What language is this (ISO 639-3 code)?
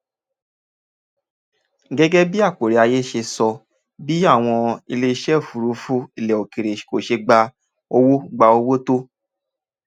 yor